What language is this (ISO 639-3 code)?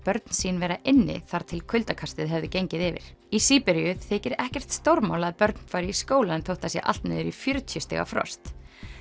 isl